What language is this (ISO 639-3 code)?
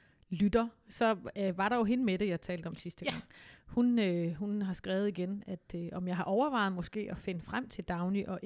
dan